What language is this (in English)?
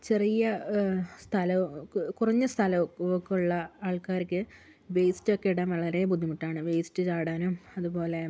Malayalam